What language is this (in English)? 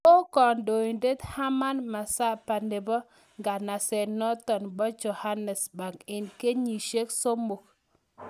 Kalenjin